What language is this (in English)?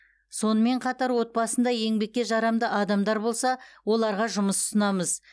Kazakh